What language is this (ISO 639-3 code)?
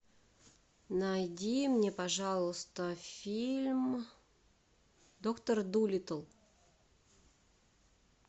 rus